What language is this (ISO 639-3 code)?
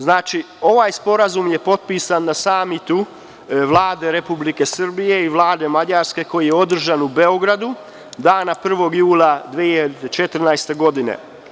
srp